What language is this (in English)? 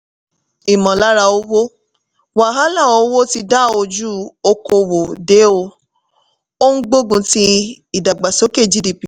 Yoruba